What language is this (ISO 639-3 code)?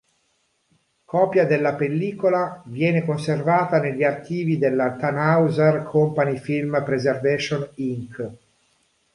ita